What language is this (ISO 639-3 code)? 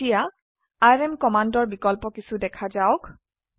asm